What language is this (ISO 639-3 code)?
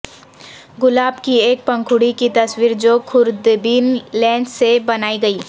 urd